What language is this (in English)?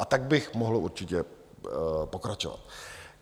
Czech